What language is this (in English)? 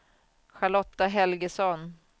Swedish